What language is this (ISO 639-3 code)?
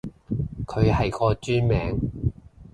yue